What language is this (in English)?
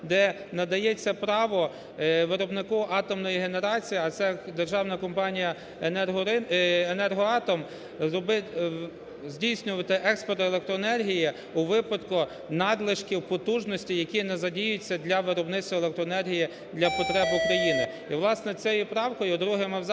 Ukrainian